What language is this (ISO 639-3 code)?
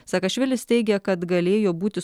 lit